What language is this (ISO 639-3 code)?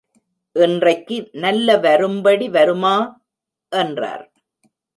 tam